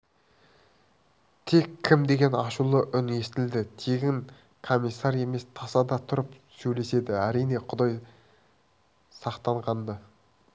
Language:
Kazakh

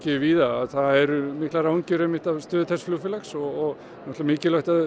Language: Icelandic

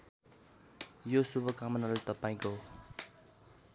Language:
Nepali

